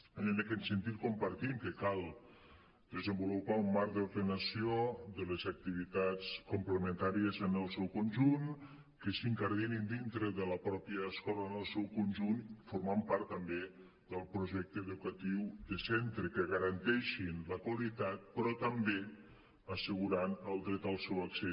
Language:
Catalan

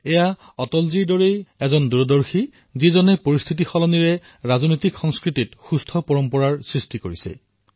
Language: Assamese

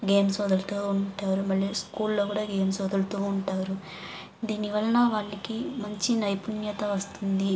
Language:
Telugu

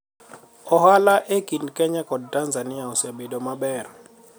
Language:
Luo (Kenya and Tanzania)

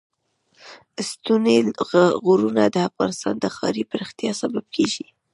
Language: Pashto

